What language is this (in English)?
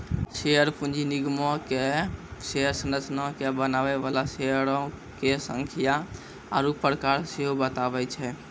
Maithili